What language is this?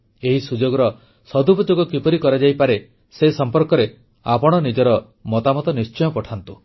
Odia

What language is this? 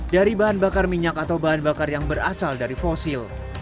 Indonesian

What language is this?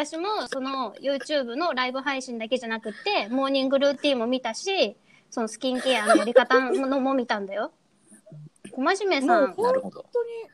Japanese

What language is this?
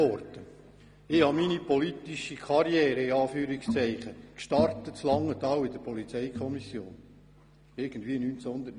Swiss German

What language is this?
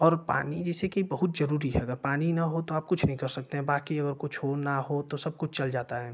Hindi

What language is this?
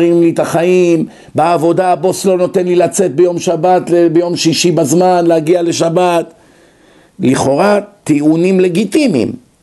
Hebrew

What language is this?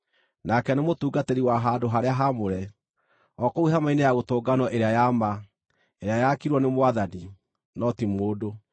Kikuyu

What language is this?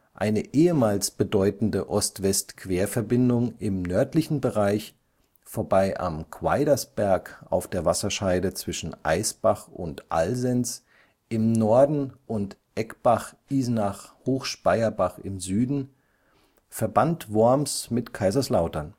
German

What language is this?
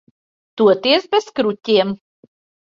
Latvian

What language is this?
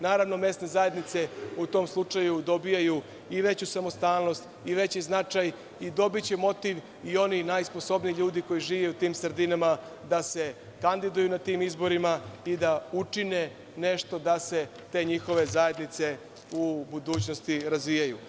Serbian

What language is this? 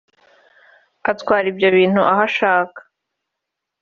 Kinyarwanda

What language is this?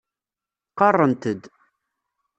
Kabyle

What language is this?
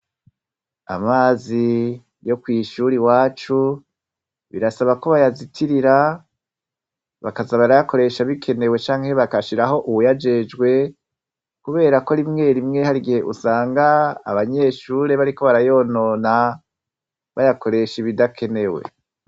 Rundi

